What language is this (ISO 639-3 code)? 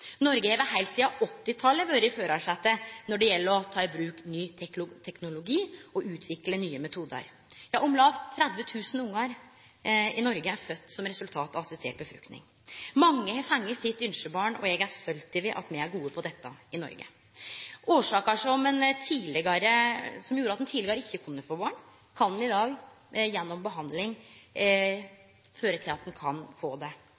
nno